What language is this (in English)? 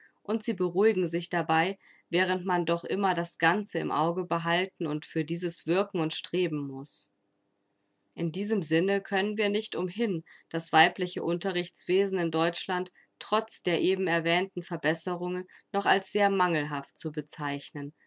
German